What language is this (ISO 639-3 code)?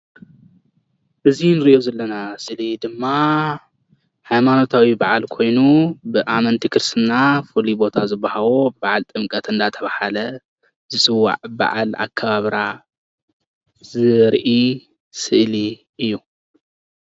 tir